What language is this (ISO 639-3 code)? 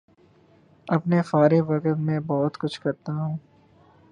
urd